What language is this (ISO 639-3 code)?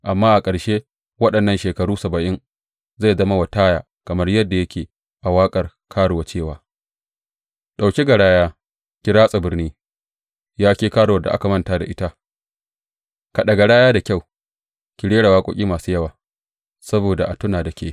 hau